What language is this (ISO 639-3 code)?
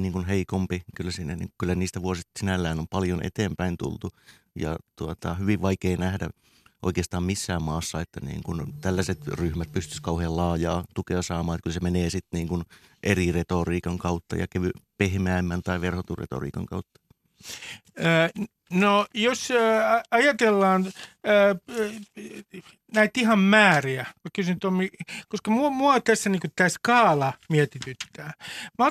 fin